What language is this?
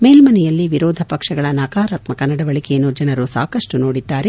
Kannada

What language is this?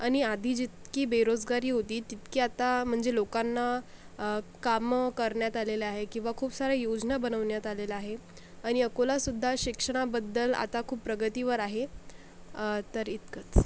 Marathi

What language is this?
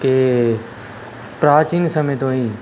Punjabi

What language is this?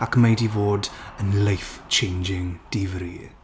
Welsh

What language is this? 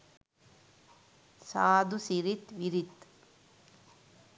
Sinhala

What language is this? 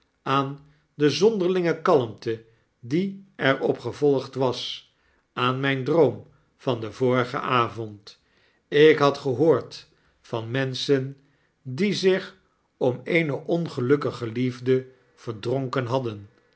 Dutch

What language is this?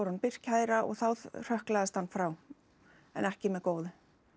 Icelandic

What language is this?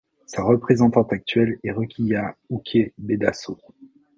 French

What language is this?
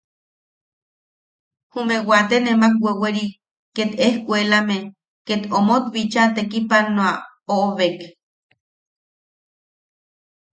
Yaqui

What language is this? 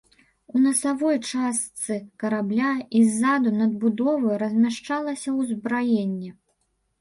Belarusian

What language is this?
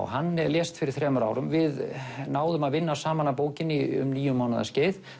Icelandic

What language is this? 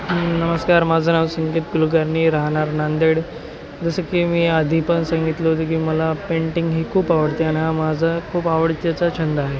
Marathi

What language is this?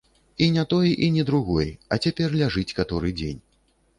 Belarusian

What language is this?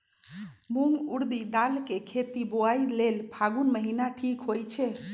Magahi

